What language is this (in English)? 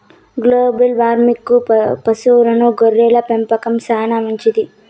Telugu